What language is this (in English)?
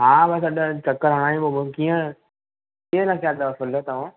Sindhi